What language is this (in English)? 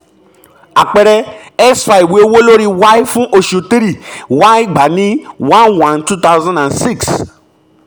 Yoruba